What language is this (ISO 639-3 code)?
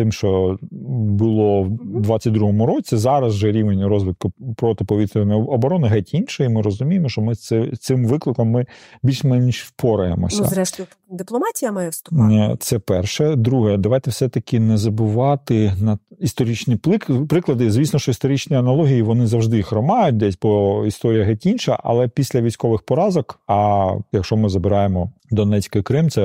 ukr